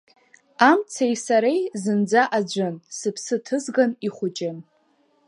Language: Abkhazian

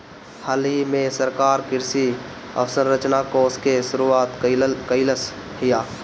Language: Bhojpuri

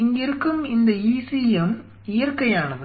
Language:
Tamil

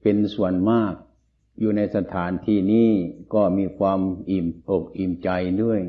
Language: Thai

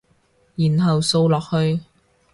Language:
Cantonese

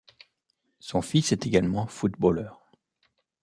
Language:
French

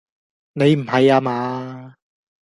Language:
Cantonese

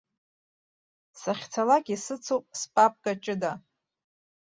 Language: Abkhazian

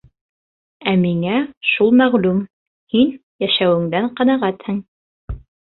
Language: Bashkir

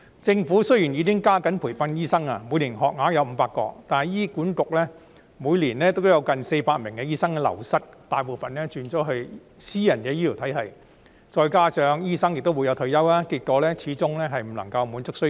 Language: Cantonese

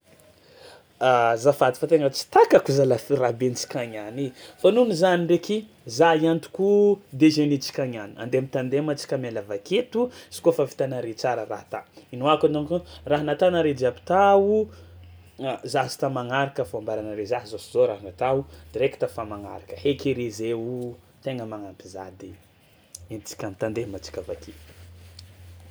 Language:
Tsimihety Malagasy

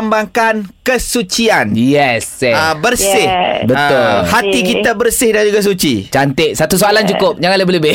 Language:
Malay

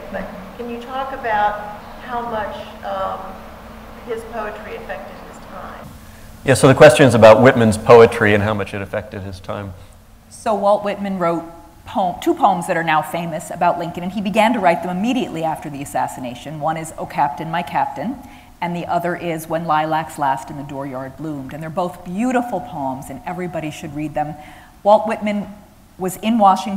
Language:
English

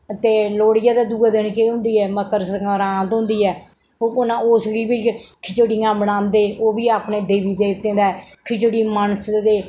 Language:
Dogri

